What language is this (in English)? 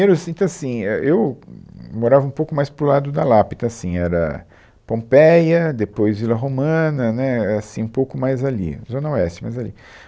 Portuguese